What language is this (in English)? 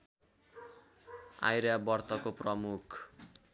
Nepali